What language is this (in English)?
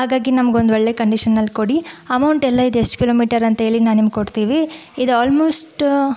Kannada